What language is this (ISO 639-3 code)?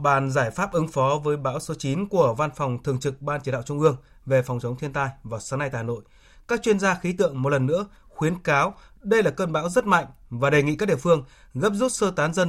vie